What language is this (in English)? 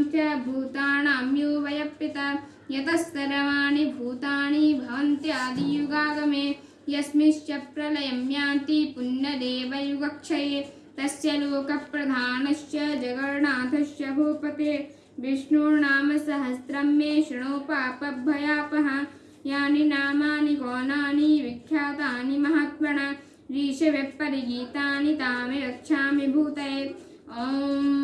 Hindi